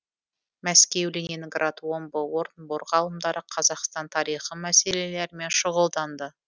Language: Kazakh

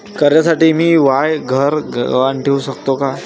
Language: Marathi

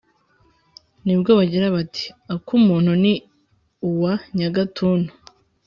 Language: Kinyarwanda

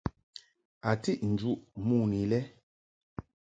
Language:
Mungaka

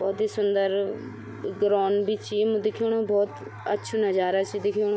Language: Garhwali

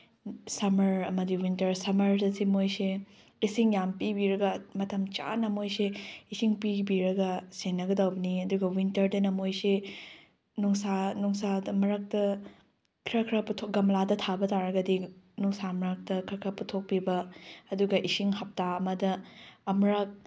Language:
Manipuri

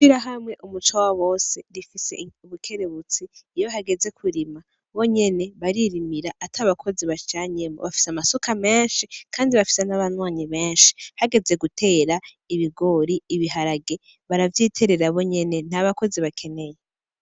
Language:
Rundi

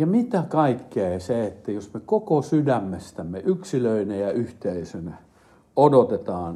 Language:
Finnish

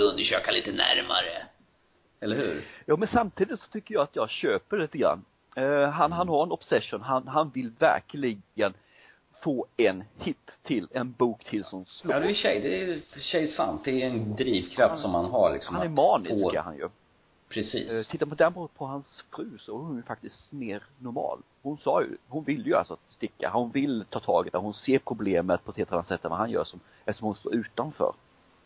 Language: Swedish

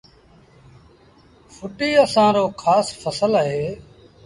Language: Sindhi Bhil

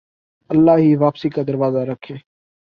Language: Urdu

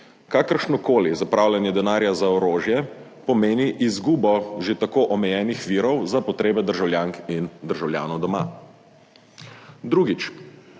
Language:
Slovenian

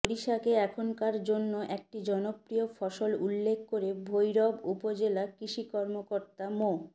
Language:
Bangla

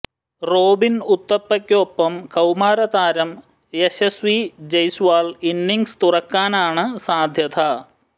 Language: Malayalam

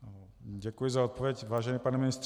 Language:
Czech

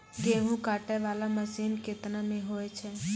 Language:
Maithili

